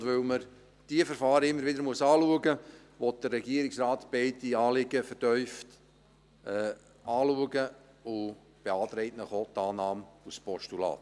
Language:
Swiss German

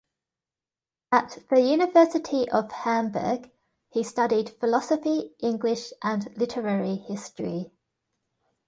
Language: English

